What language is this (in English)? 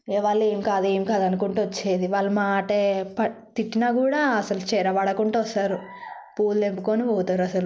Telugu